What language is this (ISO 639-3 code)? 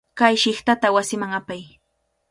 qvl